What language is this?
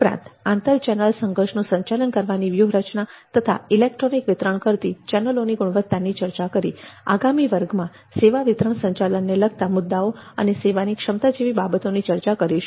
Gujarati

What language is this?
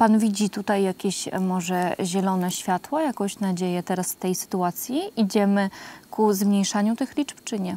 Polish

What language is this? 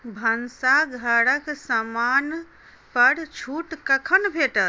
Maithili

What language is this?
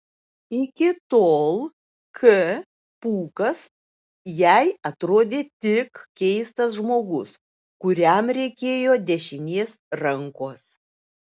Lithuanian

